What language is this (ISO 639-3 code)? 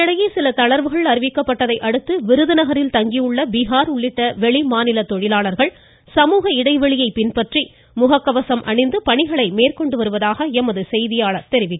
tam